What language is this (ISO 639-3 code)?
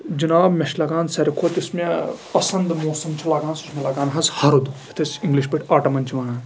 kas